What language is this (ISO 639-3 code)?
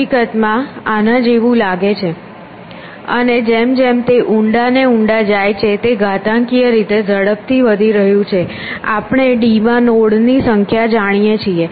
guj